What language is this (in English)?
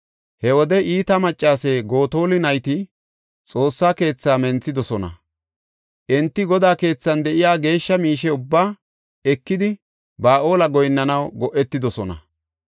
Gofa